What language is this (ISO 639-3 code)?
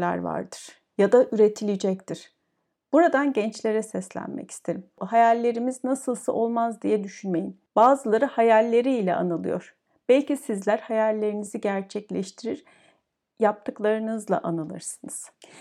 tur